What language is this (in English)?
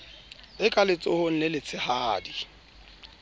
Southern Sotho